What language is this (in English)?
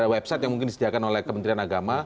Indonesian